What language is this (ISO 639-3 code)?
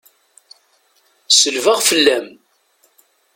kab